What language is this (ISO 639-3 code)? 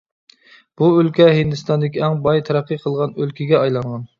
uig